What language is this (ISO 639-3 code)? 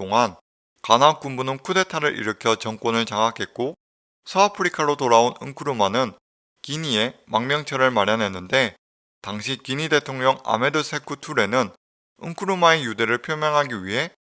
kor